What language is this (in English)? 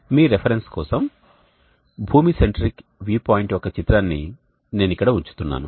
Telugu